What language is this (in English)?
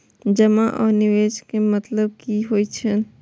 Maithili